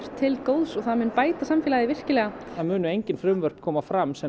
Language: Icelandic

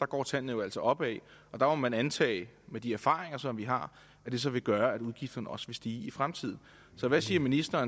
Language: Danish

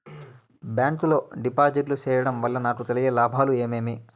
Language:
Telugu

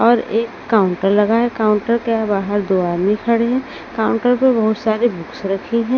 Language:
Hindi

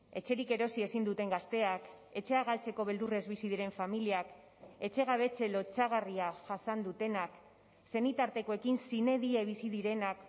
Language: Basque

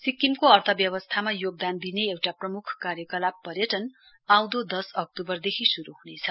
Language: Nepali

